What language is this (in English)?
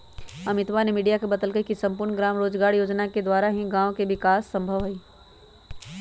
Magahi